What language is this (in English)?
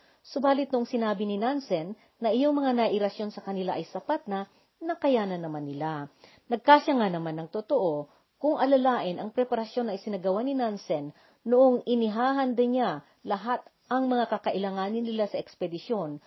Filipino